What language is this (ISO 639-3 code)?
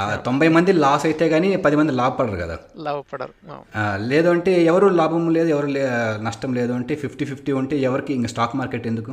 tel